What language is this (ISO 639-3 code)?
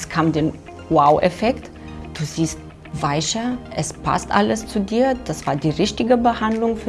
deu